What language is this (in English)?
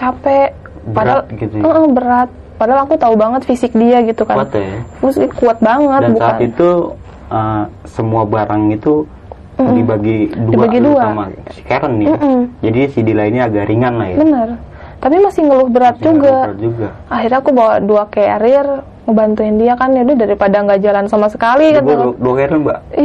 Indonesian